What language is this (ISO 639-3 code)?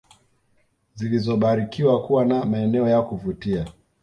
swa